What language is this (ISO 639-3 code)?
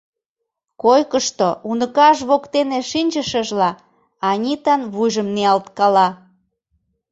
chm